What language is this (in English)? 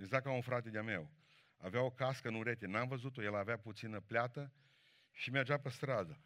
Romanian